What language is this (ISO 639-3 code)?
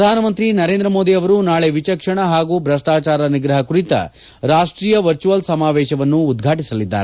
kan